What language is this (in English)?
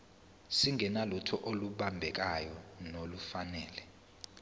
Zulu